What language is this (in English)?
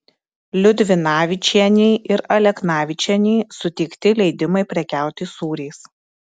Lithuanian